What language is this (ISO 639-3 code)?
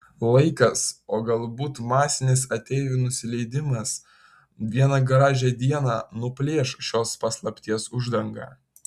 lit